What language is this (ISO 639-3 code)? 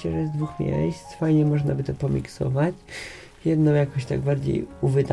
pol